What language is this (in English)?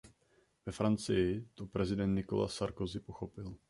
Czech